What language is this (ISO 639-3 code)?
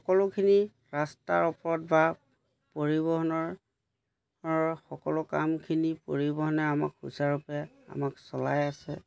asm